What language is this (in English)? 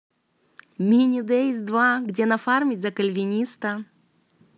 Russian